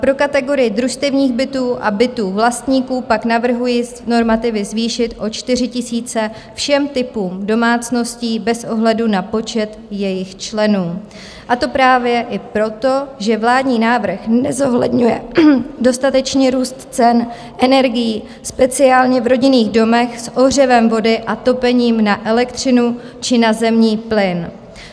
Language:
Czech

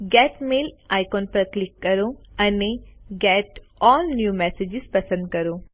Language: Gujarati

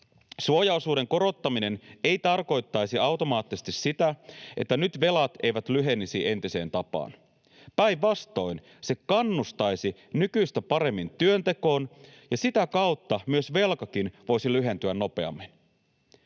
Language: Finnish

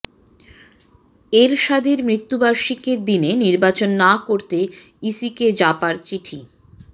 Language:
Bangla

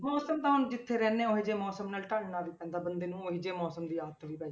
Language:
Punjabi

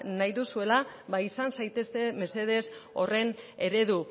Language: Basque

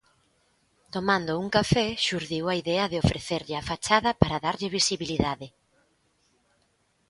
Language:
Galician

